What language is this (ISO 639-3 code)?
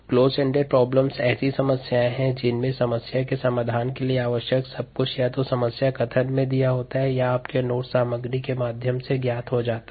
hin